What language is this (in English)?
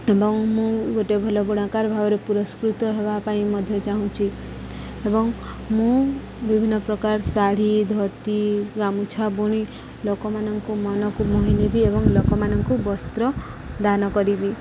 Odia